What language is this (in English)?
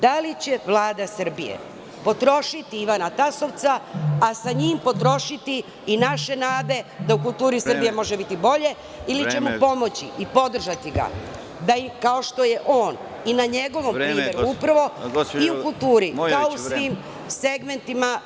Serbian